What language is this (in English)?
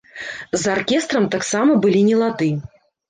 Belarusian